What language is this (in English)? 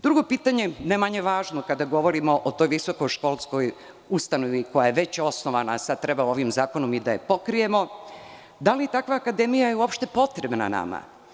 Serbian